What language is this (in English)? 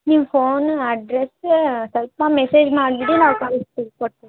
Kannada